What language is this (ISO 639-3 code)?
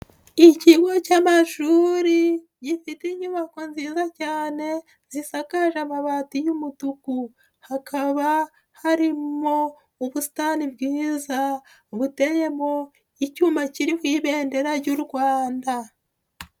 kin